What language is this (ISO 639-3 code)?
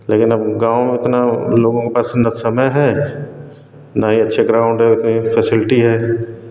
hin